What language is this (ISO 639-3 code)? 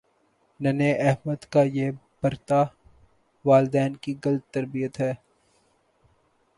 urd